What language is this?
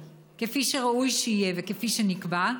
Hebrew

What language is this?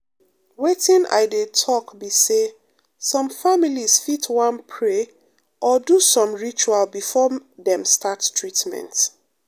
Nigerian Pidgin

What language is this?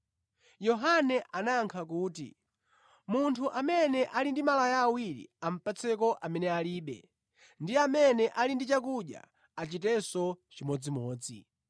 Nyanja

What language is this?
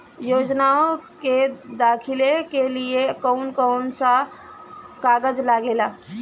Bhojpuri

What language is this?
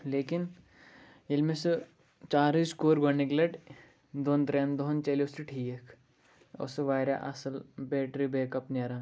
Kashmiri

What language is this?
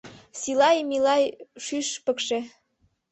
Mari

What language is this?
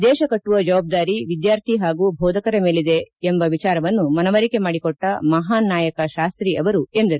Kannada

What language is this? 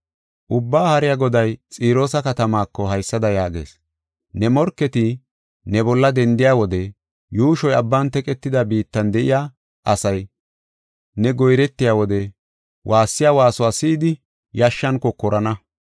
Gofa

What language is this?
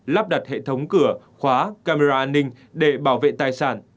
Vietnamese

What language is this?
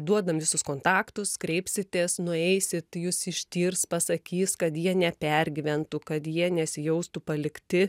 Lithuanian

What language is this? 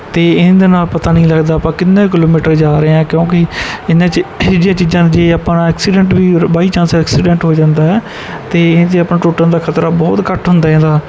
Punjabi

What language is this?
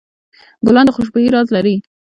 Pashto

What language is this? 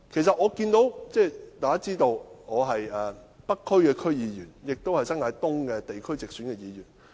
Cantonese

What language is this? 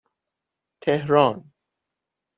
Persian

